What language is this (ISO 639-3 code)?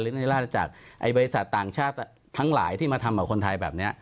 tha